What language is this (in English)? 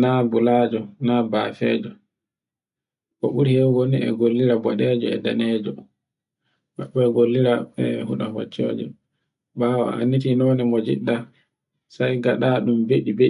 Borgu Fulfulde